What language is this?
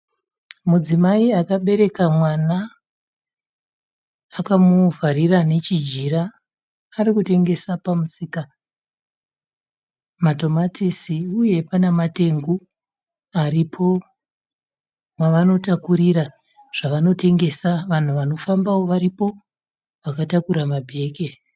Shona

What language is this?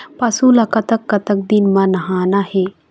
Chhattisgarhi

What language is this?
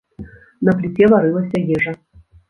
Belarusian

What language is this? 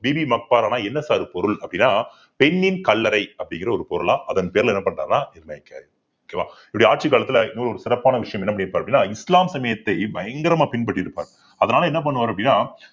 Tamil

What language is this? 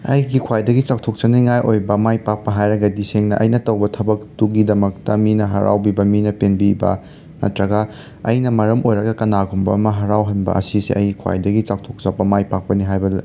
Manipuri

